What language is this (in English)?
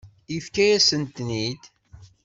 Kabyle